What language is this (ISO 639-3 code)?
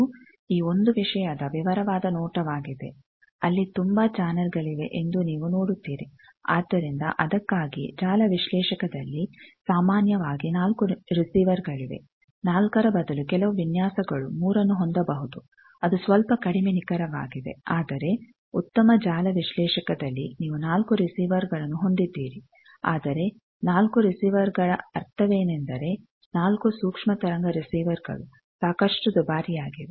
kan